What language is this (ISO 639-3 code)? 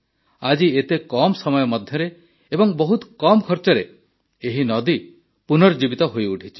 ori